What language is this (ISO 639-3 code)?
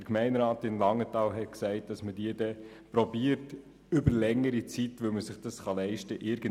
gsw